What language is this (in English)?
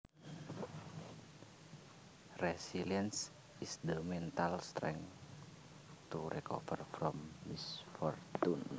Javanese